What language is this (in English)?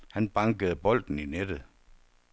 Danish